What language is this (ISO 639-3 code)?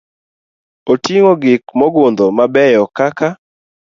luo